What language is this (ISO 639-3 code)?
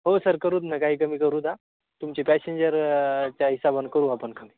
mar